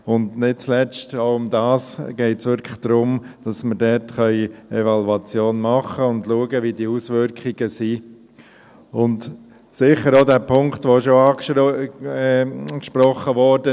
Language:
Swiss German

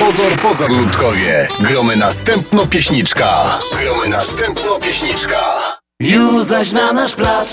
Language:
Polish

